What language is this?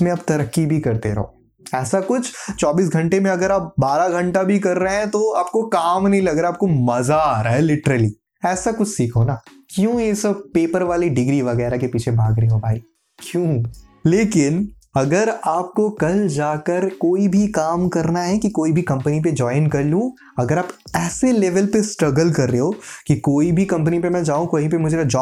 Hindi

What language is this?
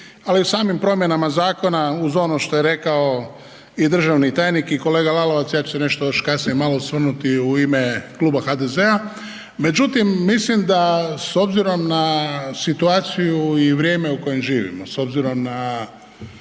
Croatian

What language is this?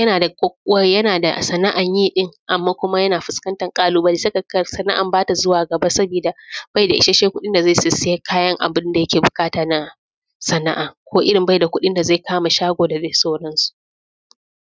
Hausa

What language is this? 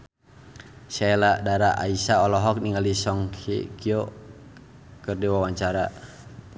Sundanese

